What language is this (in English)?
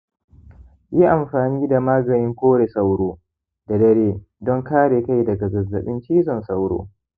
Hausa